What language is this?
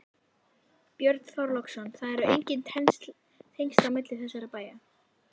Icelandic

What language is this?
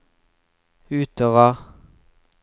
Norwegian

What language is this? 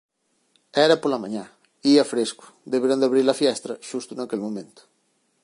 Galician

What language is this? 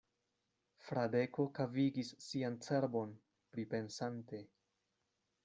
Esperanto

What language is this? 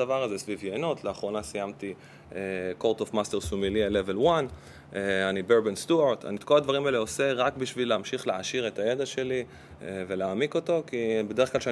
Hebrew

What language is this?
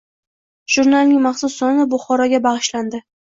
Uzbek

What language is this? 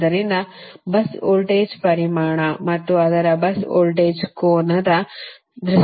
Kannada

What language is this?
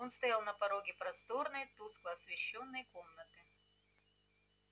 Russian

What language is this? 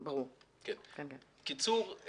Hebrew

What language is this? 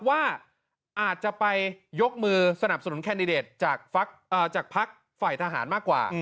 Thai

